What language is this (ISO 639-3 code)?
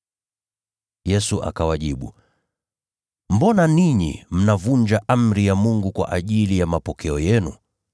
swa